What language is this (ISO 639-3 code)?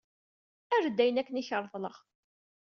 kab